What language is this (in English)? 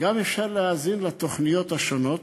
Hebrew